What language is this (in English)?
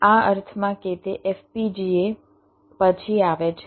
Gujarati